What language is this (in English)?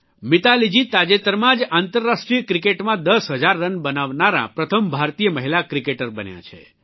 Gujarati